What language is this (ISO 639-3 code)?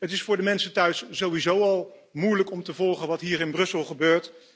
nld